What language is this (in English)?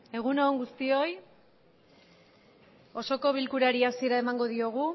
Basque